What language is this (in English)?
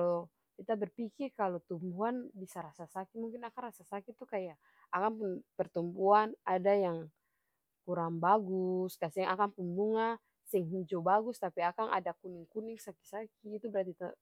Ambonese Malay